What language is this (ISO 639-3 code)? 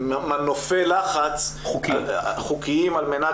heb